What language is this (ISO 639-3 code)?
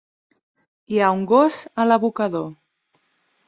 cat